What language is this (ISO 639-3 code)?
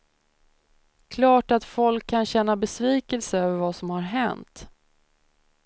swe